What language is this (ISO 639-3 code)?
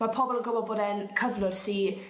cym